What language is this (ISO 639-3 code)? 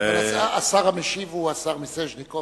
heb